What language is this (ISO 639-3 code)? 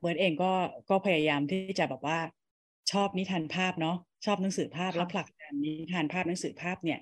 tha